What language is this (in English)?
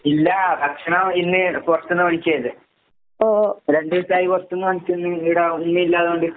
Malayalam